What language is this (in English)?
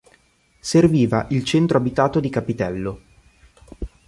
Italian